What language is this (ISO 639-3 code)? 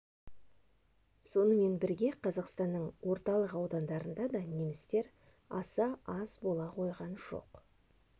kaz